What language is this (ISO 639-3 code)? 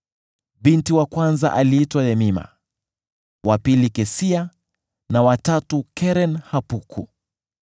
swa